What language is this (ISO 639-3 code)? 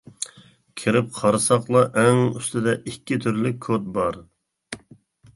uig